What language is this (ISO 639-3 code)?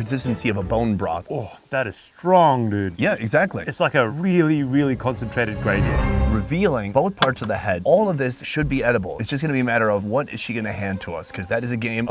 eng